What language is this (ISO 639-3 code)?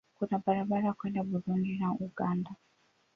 swa